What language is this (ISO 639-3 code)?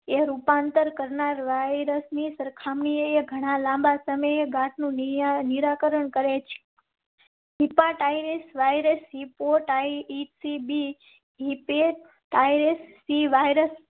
guj